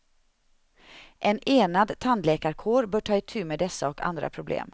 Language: Swedish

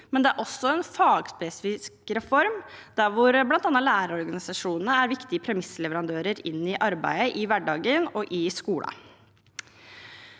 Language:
Norwegian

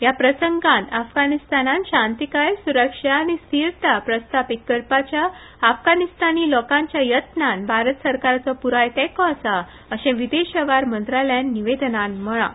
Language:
Konkani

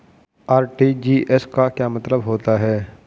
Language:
Hindi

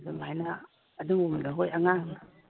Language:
Manipuri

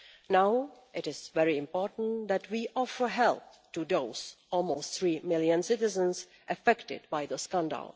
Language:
English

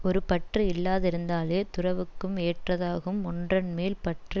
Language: Tamil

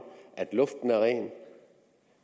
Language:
Danish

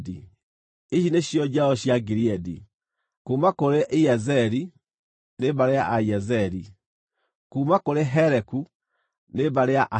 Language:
Kikuyu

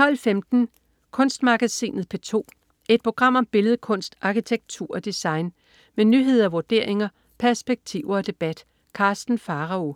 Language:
Danish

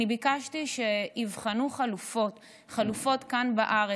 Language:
Hebrew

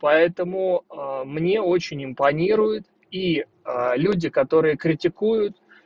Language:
Russian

